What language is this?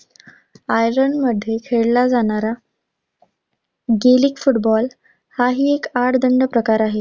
Marathi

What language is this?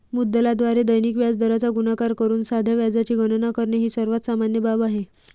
Marathi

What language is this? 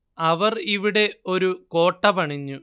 Malayalam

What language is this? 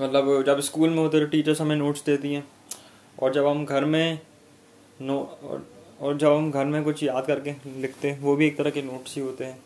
Hindi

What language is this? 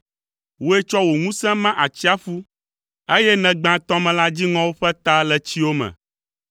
Ewe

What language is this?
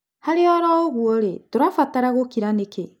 Kikuyu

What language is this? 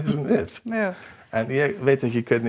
Icelandic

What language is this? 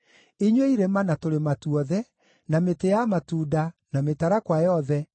Kikuyu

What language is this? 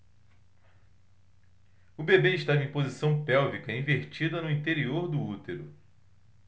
Portuguese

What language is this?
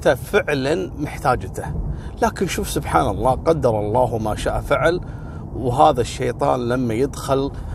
Arabic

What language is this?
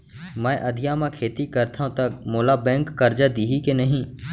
Chhattisgarhi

